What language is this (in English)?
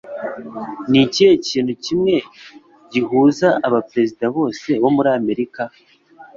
Kinyarwanda